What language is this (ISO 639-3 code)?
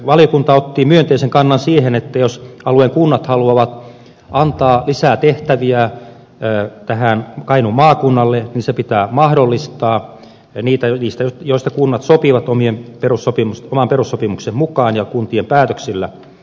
fin